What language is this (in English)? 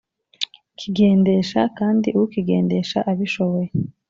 Kinyarwanda